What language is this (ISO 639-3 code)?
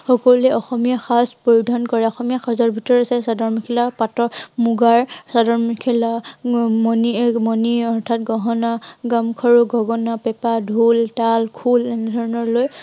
asm